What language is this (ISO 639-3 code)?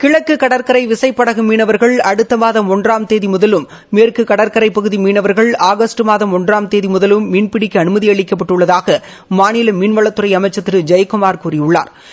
tam